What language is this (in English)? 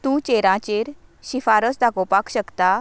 Konkani